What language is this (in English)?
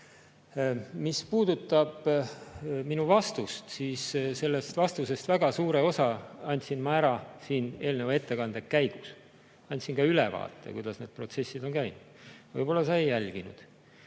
Estonian